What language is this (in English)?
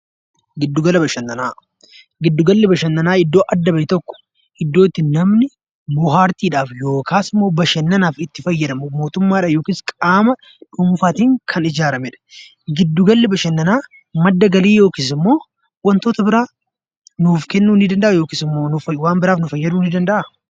Oromo